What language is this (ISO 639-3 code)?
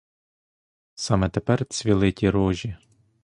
ukr